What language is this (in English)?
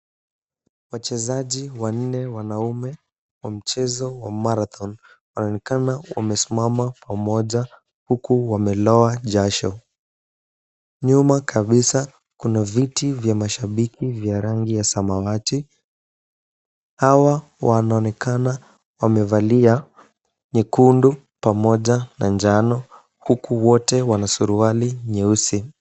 Swahili